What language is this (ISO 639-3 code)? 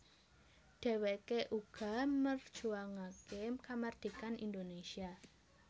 jav